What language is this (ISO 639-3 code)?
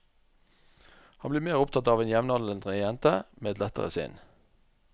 nor